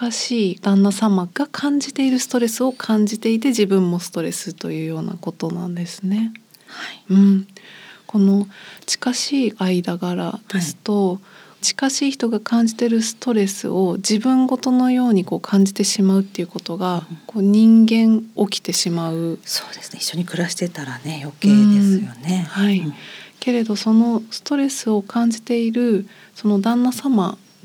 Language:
Japanese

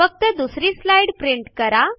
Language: Marathi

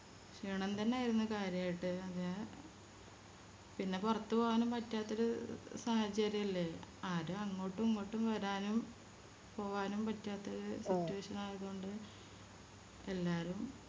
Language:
Malayalam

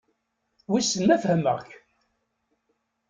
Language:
Kabyle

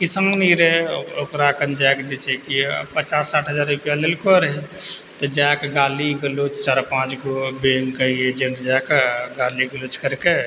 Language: Maithili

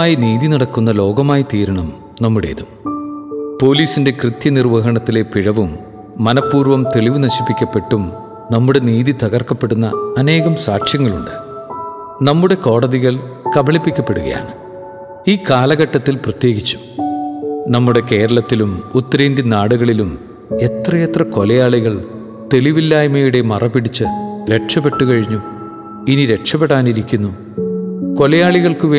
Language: Malayalam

